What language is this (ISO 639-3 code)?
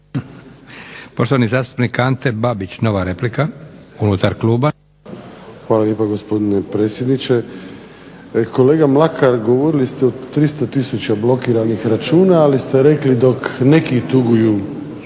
hrv